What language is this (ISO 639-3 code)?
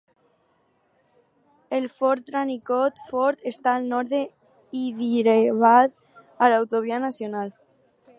cat